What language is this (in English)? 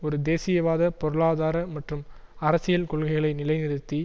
Tamil